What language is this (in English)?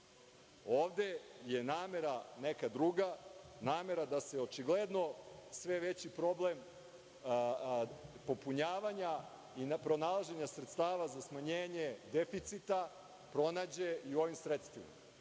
Serbian